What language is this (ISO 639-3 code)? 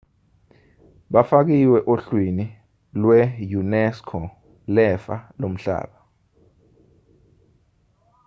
zul